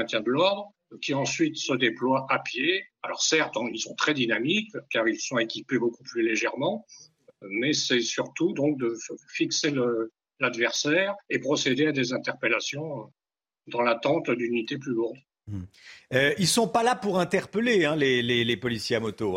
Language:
French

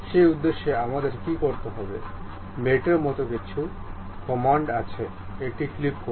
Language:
Bangla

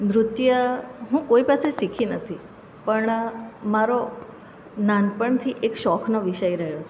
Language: Gujarati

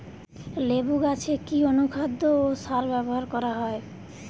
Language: Bangla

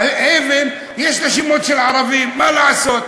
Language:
Hebrew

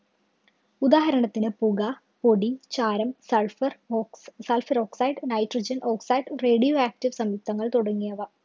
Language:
Malayalam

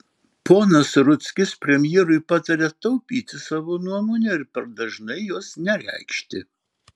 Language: Lithuanian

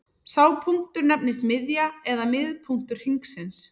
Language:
Icelandic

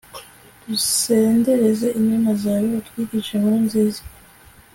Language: Kinyarwanda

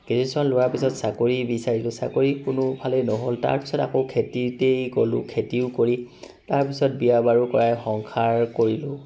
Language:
Assamese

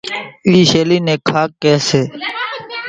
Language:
Kachi Koli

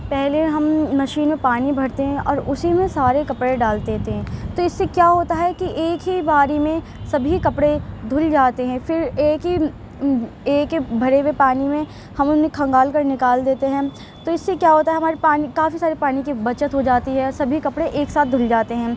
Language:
Urdu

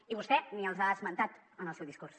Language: Catalan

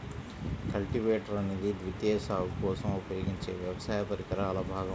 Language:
Telugu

